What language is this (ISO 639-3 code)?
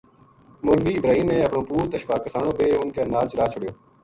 gju